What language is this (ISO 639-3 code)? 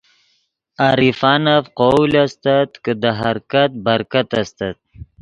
ydg